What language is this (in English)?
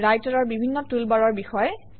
Assamese